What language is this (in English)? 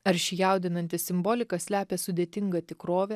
Lithuanian